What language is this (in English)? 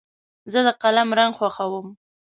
Pashto